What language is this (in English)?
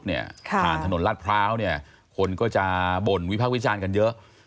Thai